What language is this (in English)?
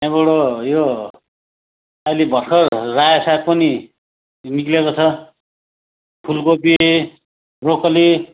Nepali